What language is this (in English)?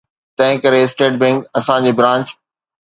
Sindhi